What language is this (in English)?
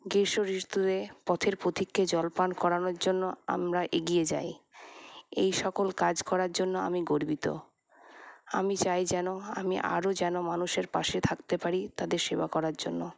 Bangla